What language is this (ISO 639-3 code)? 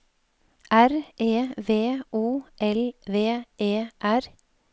nor